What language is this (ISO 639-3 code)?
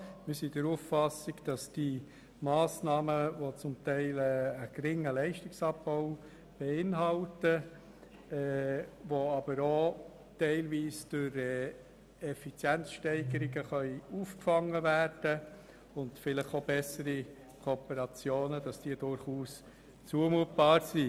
gsw